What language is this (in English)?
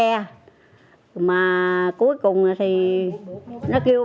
Vietnamese